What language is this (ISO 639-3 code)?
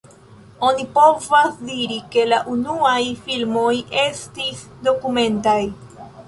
epo